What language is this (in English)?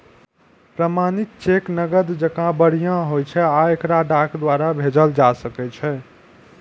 Maithili